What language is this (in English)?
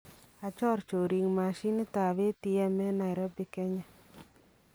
Kalenjin